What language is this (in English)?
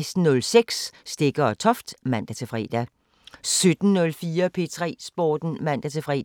Danish